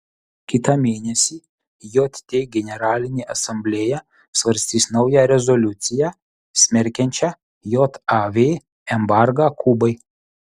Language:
Lithuanian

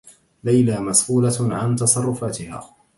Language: Arabic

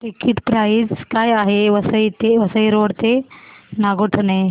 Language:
Marathi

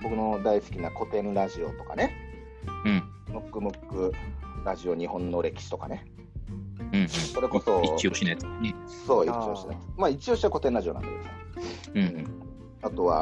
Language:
Japanese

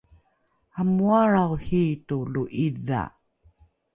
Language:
Rukai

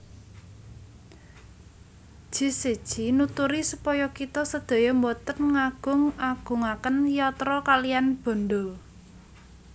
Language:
Javanese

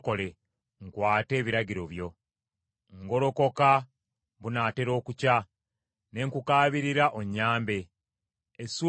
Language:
Ganda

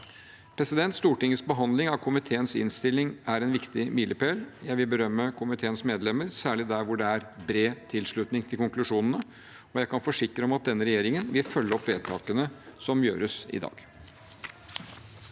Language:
Norwegian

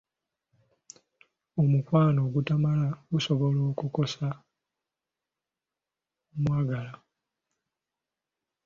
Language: Ganda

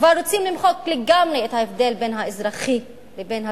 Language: Hebrew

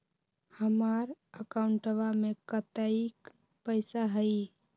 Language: Magahi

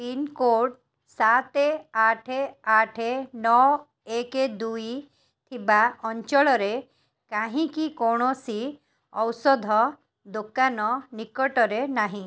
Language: Odia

